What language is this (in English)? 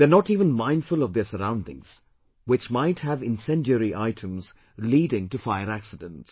English